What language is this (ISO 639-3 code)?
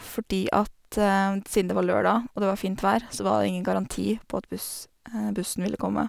nor